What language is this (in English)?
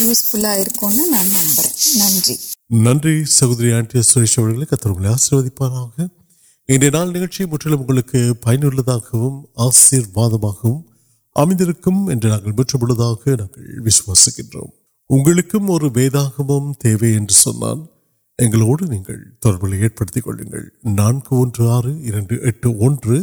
Urdu